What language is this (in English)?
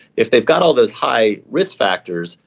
English